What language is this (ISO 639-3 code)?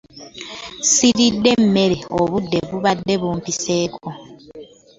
lug